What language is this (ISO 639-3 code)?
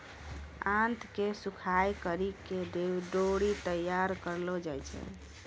mai